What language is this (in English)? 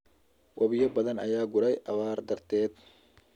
Somali